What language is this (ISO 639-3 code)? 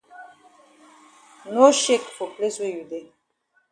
wes